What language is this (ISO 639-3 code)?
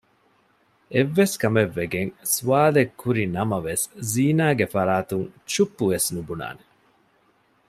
div